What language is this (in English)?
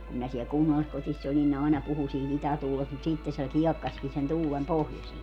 Finnish